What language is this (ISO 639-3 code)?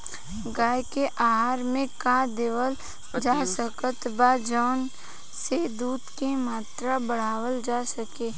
bho